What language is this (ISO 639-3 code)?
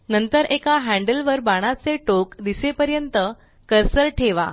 mar